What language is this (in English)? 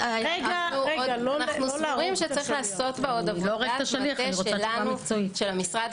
Hebrew